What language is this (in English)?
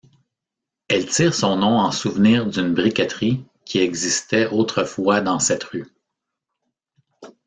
French